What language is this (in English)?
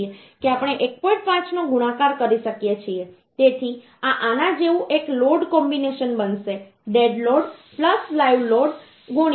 Gujarati